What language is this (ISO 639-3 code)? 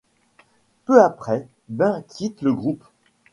fra